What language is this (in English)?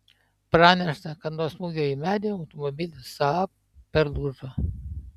Lithuanian